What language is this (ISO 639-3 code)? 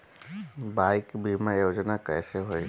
bho